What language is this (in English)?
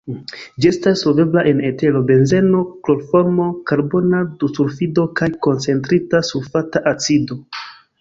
Esperanto